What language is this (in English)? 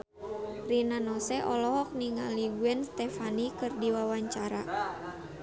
Sundanese